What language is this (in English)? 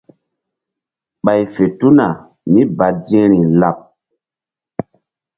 Mbum